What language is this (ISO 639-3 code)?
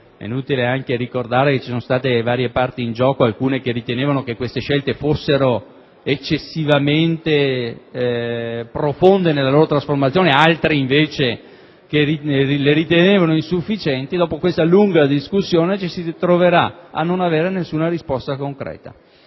ita